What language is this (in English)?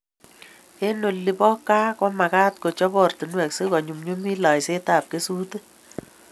Kalenjin